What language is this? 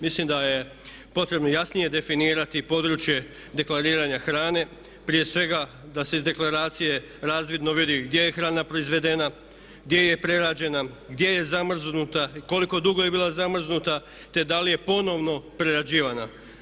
Croatian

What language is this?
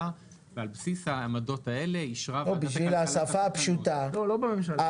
Hebrew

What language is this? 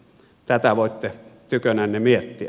Finnish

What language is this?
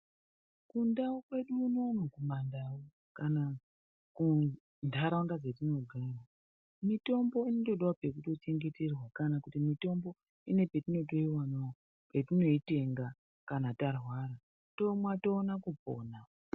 Ndau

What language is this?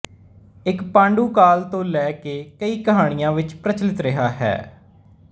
Punjabi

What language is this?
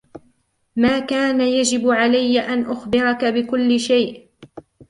Arabic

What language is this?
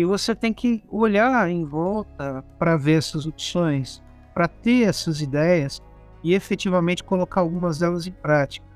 Portuguese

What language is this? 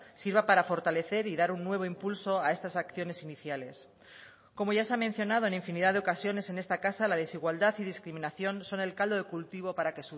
Spanish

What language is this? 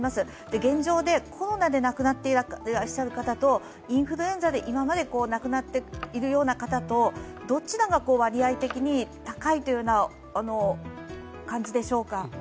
Japanese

